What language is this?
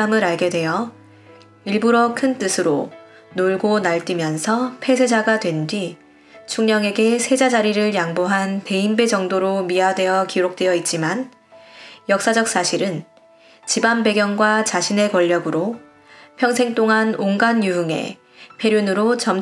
Korean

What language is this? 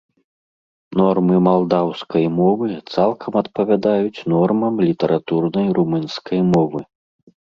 Belarusian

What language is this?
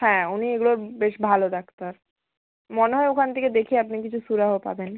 Bangla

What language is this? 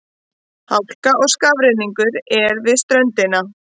Icelandic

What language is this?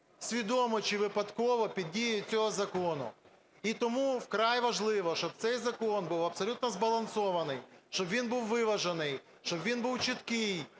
Ukrainian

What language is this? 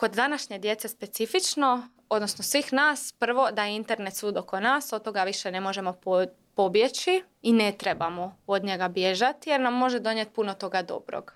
Croatian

